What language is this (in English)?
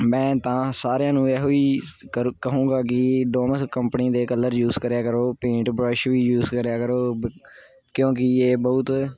Punjabi